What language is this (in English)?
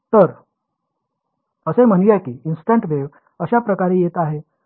Marathi